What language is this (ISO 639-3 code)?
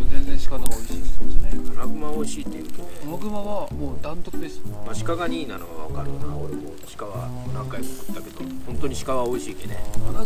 jpn